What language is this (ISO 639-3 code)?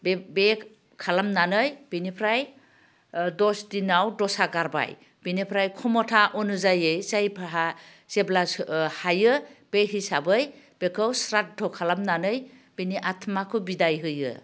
brx